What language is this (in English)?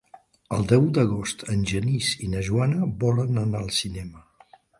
Catalan